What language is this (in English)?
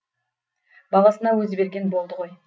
Kazakh